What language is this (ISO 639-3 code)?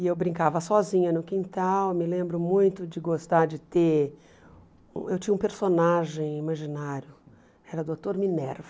por